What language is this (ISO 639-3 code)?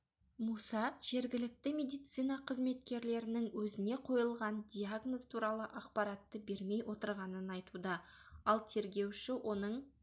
kaz